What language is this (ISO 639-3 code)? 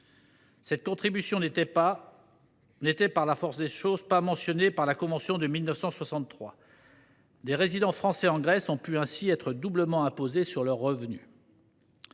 fra